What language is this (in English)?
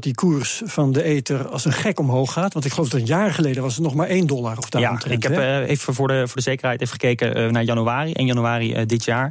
Dutch